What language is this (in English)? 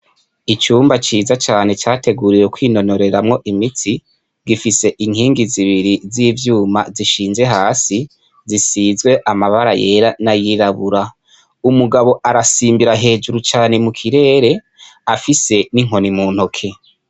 Rundi